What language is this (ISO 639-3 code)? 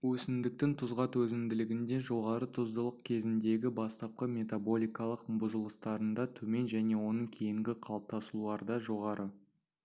kaz